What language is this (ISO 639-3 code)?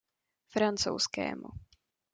ces